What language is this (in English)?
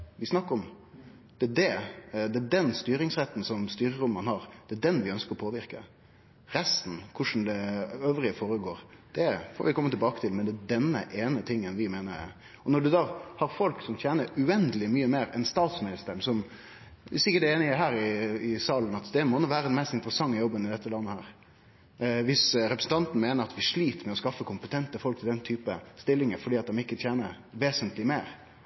Norwegian Nynorsk